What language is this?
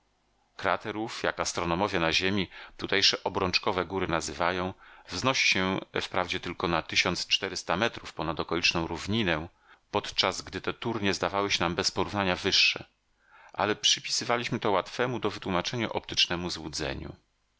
Polish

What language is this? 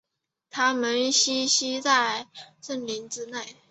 Chinese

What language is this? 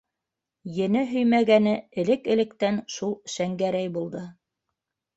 Bashkir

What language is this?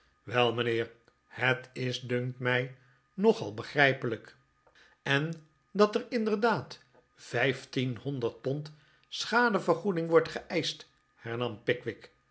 Dutch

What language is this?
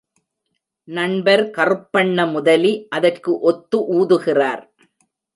Tamil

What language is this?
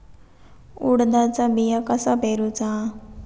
Marathi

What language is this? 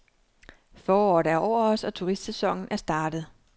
Danish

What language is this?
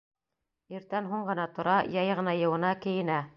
Bashkir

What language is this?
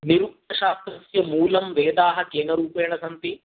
Sanskrit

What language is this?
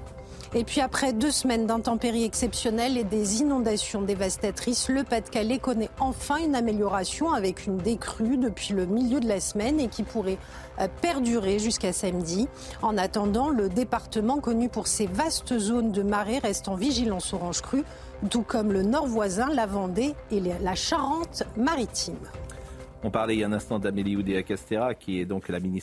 French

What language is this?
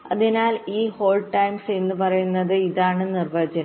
Malayalam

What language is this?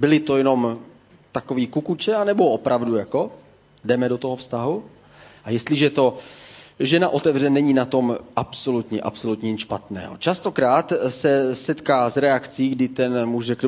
Czech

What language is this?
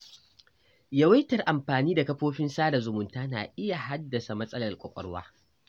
Hausa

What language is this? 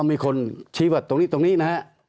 Thai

